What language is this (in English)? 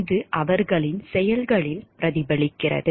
Tamil